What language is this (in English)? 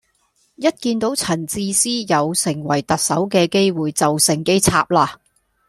Cantonese